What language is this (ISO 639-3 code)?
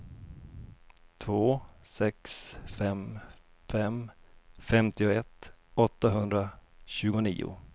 swe